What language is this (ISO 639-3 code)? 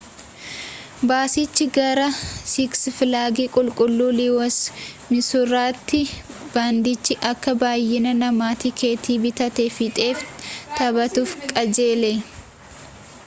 orm